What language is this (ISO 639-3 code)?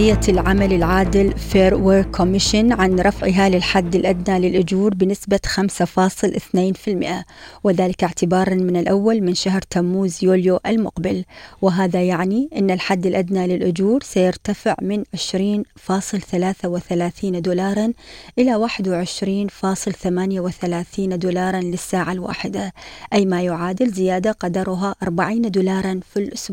ara